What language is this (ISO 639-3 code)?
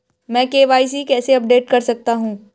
hin